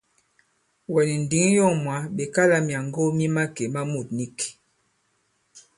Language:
Bankon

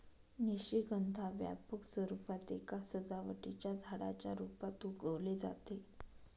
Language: Marathi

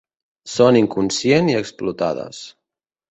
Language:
Catalan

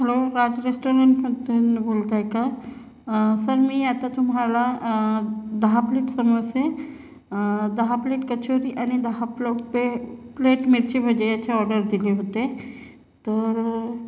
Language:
Marathi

